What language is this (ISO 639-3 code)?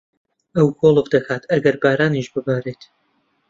ckb